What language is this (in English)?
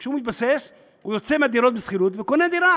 Hebrew